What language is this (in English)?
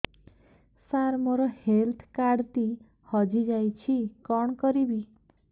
Odia